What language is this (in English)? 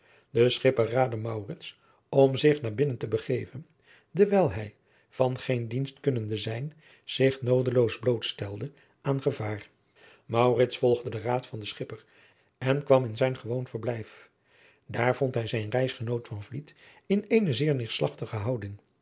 Dutch